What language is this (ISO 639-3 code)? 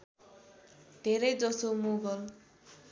nep